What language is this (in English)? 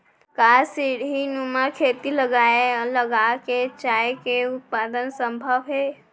Chhattisgarhi